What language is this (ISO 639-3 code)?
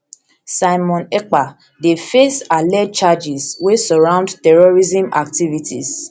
pcm